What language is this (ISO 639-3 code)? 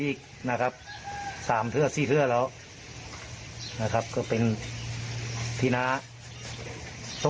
tha